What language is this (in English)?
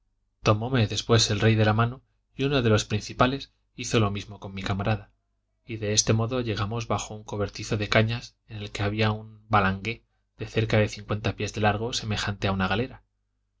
Spanish